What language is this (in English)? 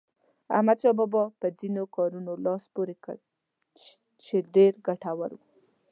Pashto